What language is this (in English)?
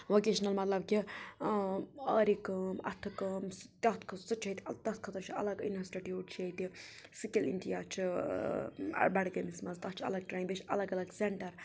Kashmiri